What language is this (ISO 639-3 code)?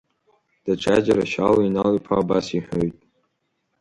abk